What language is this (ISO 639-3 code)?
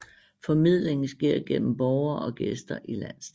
dan